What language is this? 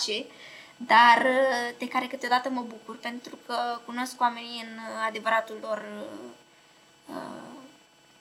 Romanian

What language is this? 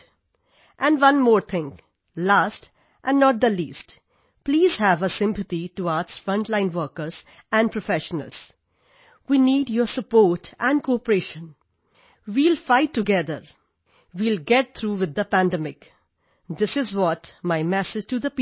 Punjabi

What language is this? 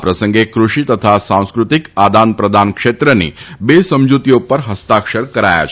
Gujarati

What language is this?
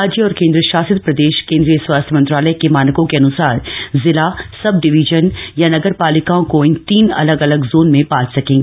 Hindi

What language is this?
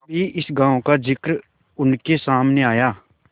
Hindi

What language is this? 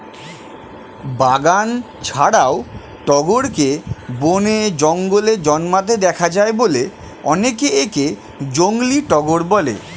Bangla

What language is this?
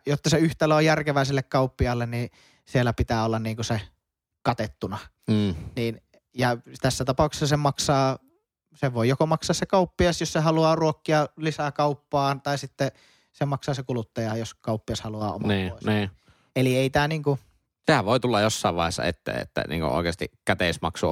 Finnish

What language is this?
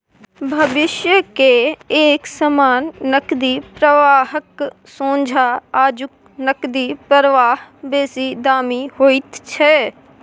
Maithili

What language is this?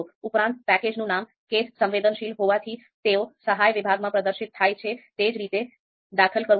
Gujarati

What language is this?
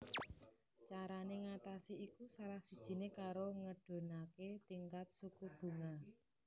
Javanese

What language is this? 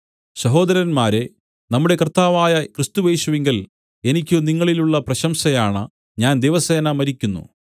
Malayalam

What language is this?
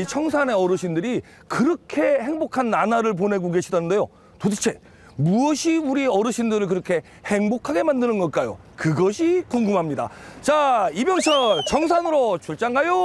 Korean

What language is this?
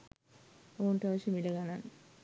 Sinhala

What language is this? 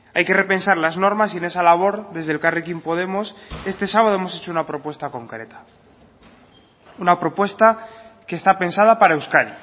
Spanish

